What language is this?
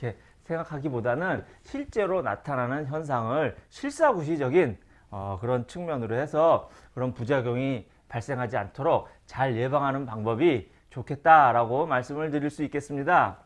Korean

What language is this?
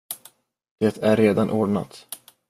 Swedish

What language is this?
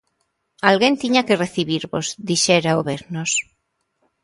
Galician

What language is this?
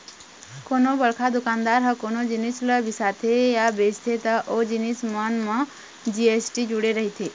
Chhattisgarhi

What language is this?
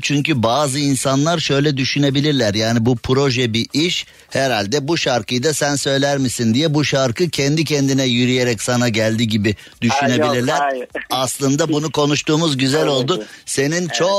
Turkish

